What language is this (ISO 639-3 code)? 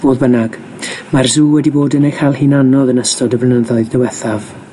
cym